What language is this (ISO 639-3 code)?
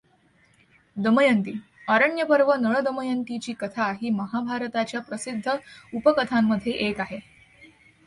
mar